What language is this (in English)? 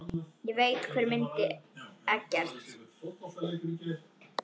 Icelandic